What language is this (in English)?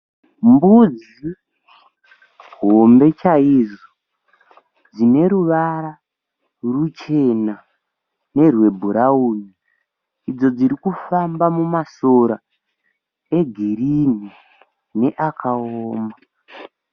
Shona